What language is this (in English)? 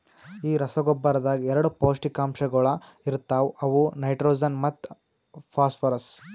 Kannada